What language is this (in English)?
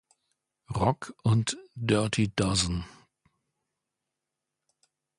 German